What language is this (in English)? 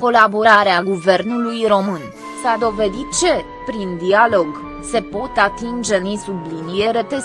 Romanian